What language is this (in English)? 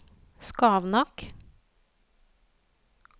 Norwegian